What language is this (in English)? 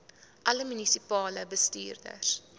Afrikaans